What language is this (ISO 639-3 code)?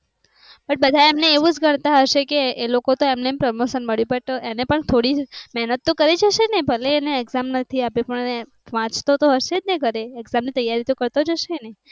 guj